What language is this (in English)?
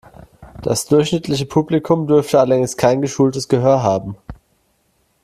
German